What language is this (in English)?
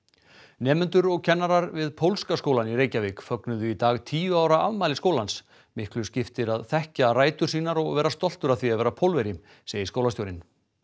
Icelandic